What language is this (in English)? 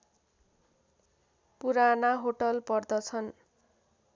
Nepali